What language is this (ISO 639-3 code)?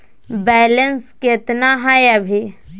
mag